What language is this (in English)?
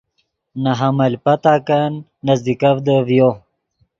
Yidgha